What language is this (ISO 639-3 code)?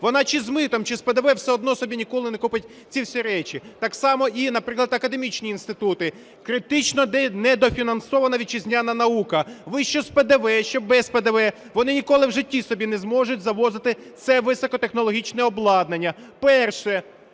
ukr